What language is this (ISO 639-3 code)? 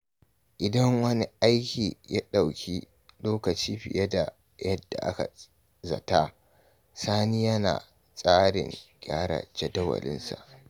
hau